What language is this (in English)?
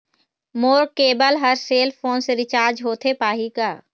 Chhattisgarhi